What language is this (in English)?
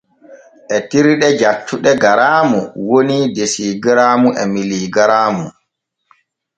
Borgu Fulfulde